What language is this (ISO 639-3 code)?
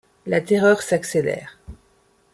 fra